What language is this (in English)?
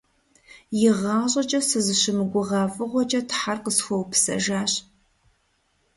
Kabardian